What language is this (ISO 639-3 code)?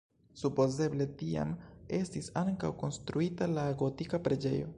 epo